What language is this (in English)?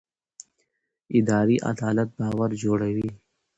Pashto